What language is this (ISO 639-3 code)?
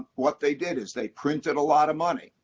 eng